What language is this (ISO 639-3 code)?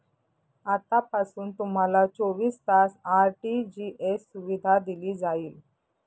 mar